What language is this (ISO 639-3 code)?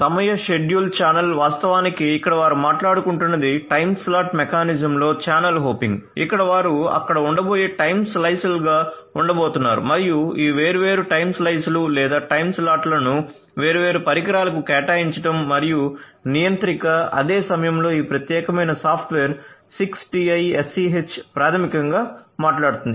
tel